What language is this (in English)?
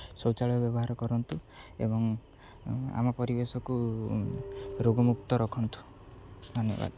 Odia